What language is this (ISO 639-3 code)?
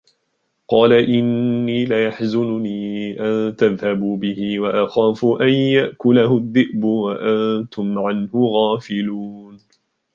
ara